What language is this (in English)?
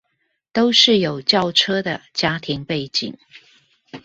Chinese